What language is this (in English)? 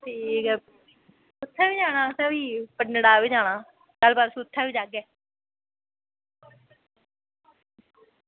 Dogri